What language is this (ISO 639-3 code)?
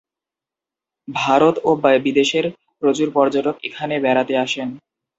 ben